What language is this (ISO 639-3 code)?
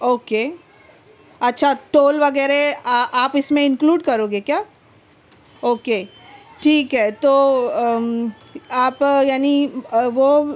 urd